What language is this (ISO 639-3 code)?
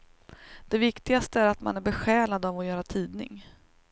swe